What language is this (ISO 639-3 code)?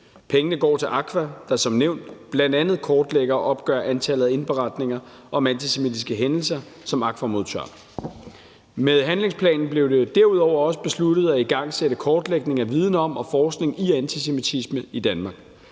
dan